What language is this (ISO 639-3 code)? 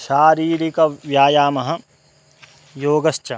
san